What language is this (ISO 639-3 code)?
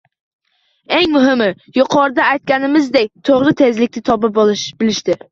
uzb